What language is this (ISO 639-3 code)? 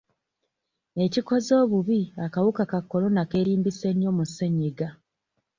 lug